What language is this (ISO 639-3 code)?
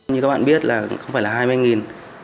vie